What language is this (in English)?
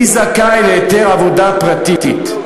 Hebrew